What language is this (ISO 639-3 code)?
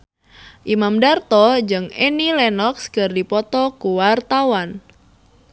sun